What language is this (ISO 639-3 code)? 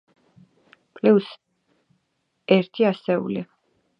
kat